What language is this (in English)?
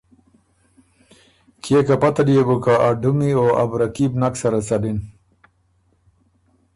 Ormuri